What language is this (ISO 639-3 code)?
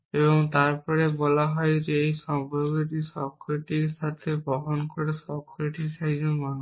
ben